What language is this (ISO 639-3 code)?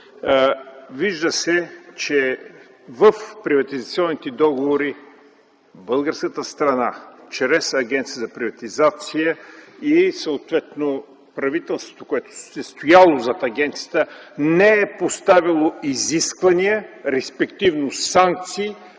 bul